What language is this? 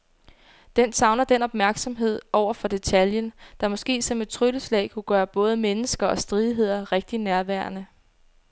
Danish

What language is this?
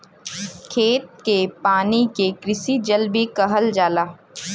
Bhojpuri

